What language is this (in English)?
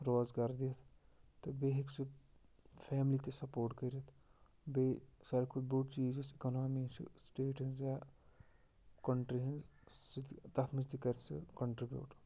Kashmiri